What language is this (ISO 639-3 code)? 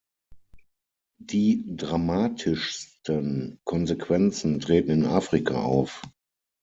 deu